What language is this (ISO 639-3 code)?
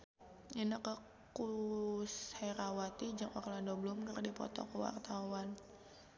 sun